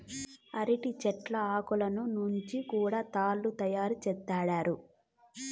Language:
Telugu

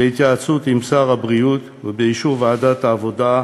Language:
Hebrew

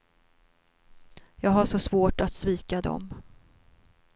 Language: Swedish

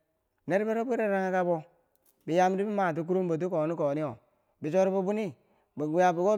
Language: Bangwinji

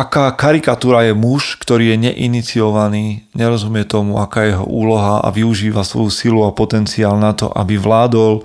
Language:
Slovak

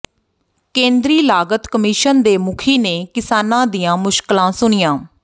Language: Punjabi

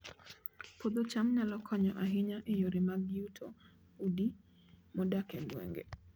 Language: Luo (Kenya and Tanzania)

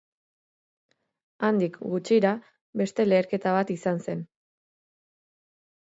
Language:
Basque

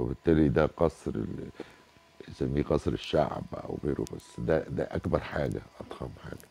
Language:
Arabic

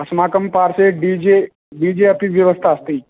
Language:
Sanskrit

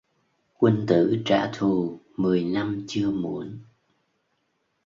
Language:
Vietnamese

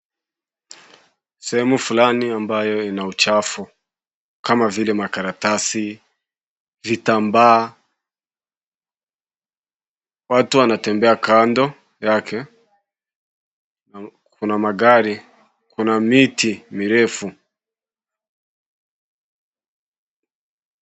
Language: Swahili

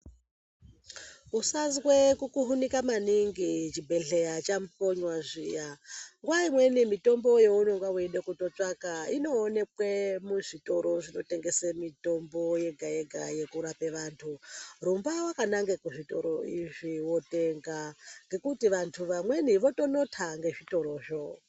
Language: Ndau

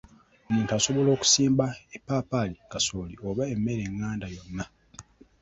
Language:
Ganda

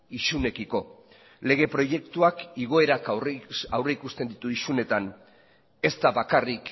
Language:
Basque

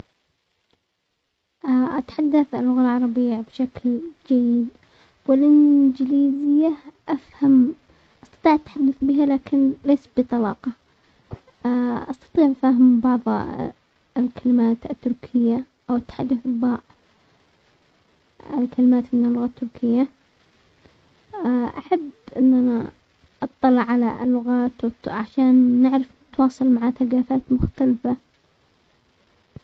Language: Omani Arabic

